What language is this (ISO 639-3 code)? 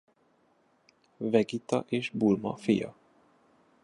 hun